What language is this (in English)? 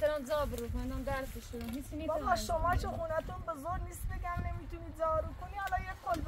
Persian